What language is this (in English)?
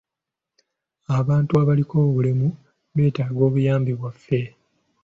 Ganda